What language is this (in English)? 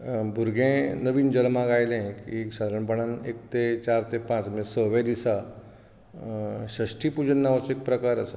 Konkani